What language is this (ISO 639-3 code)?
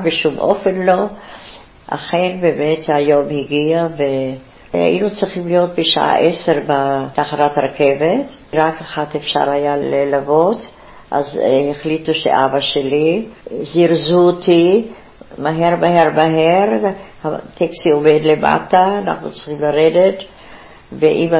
heb